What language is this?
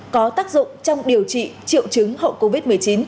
Vietnamese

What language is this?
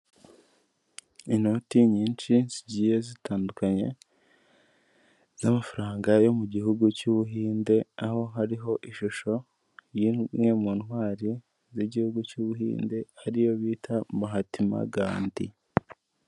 Kinyarwanda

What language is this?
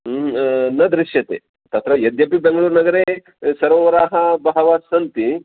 Sanskrit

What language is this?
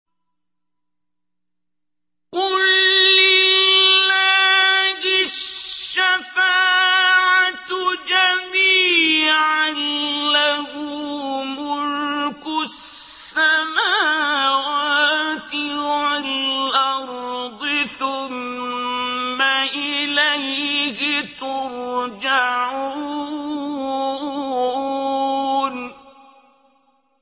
Arabic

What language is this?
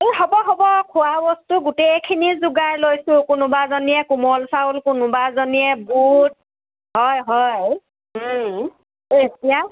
Assamese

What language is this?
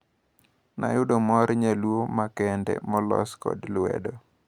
Luo (Kenya and Tanzania)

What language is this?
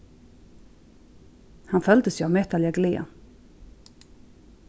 Faroese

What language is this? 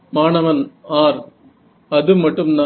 Tamil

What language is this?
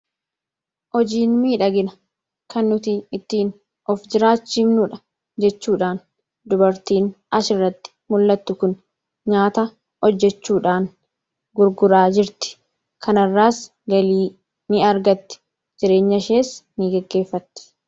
Oromo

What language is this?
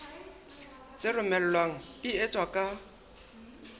Southern Sotho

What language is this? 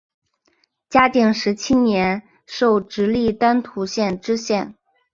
Chinese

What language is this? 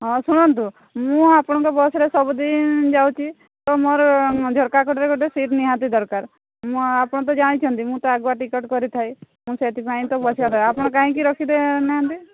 Odia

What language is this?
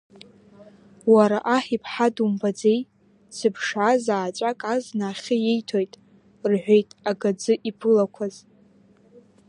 Abkhazian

